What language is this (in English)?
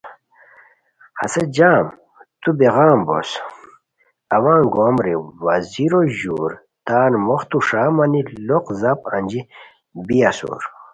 Khowar